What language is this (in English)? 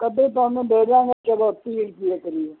Punjabi